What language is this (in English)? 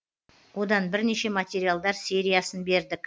Kazakh